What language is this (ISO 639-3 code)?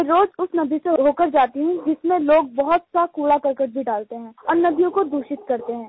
hin